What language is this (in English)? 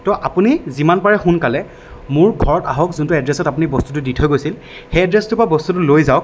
Assamese